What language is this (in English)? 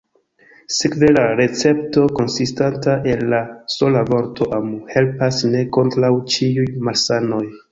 Esperanto